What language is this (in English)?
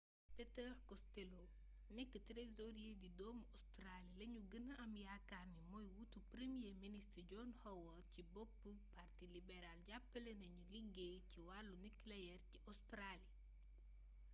Wolof